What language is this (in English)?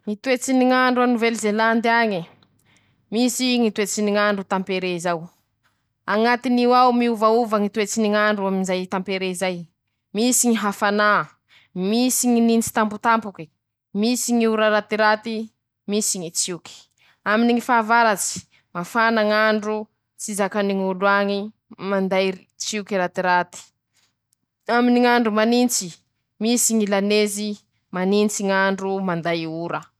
Masikoro Malagasy